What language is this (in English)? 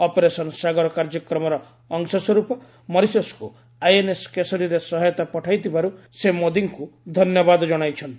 Odia